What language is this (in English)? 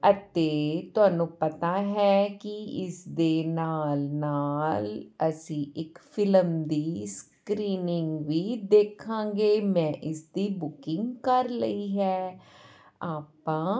Punjabi